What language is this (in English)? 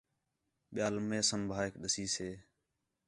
Khetrani